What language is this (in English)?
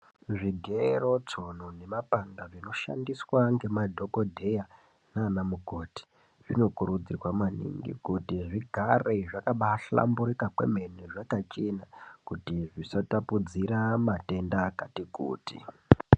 Ndau